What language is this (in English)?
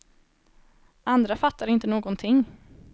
Swedish